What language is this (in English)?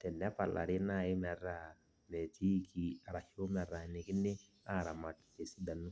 Masai